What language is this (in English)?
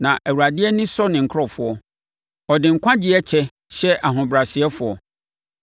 Akan